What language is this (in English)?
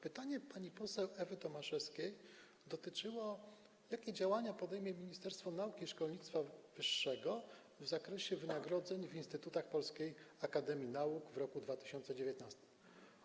Polish